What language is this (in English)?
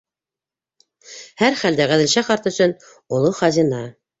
Bashkir